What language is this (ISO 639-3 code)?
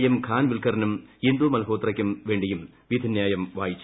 mal